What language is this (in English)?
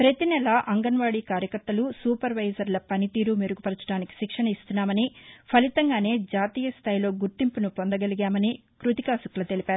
Telugu